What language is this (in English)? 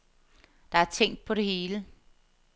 Danish